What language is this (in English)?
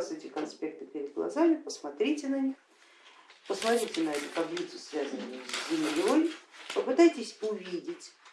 Russian